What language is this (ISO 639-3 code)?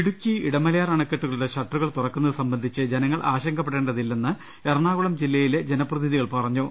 mal